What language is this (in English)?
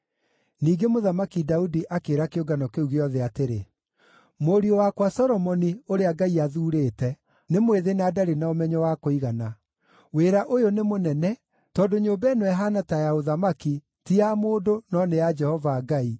Kikuyu